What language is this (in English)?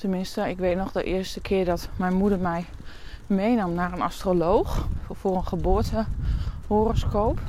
Dutch